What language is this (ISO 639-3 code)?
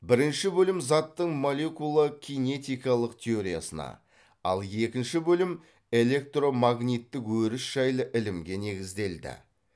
kaz